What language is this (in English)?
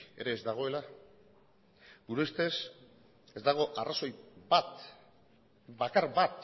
Basque